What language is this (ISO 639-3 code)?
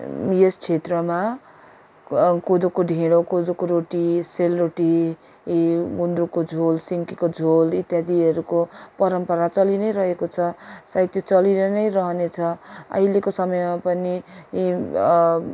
nep